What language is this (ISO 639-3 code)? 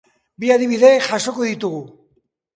eus